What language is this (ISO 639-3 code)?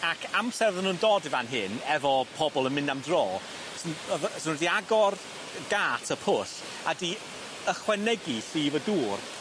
cym